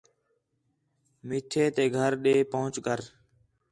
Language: Khetrani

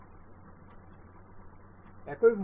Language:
Bangla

